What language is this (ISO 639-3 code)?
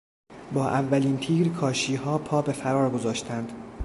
fas